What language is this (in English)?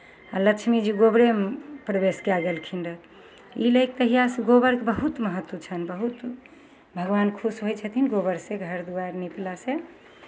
Maithili